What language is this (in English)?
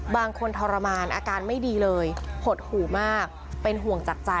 Thai